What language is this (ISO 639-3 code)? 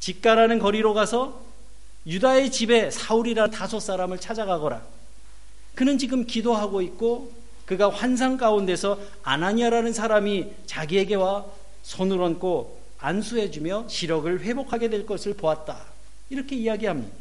kor